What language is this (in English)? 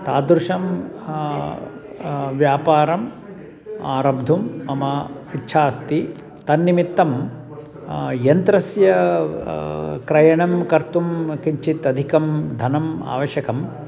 Sanskrit